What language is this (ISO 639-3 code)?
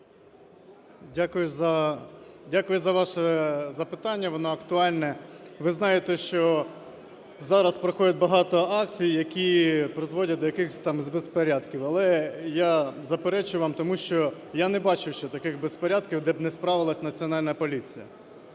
ukr